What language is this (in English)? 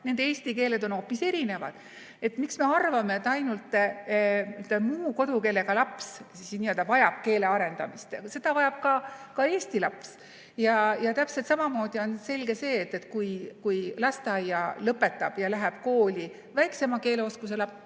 Estonian